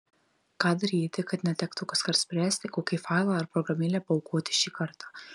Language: Lithuanian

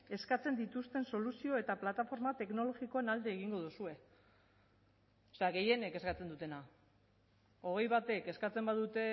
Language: Basque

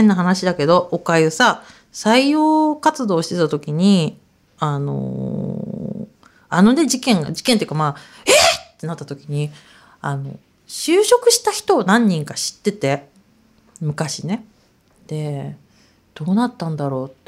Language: Japanese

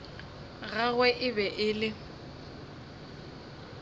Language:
Northern Sotho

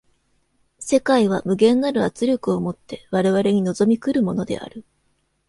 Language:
Japanese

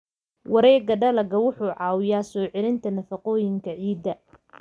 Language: Somali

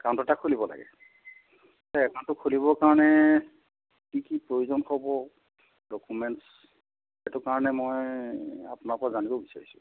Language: Assamese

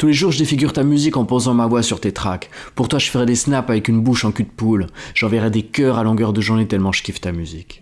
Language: French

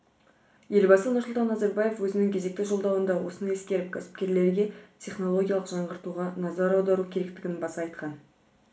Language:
Kazakh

